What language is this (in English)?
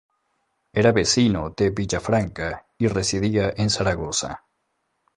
Spanish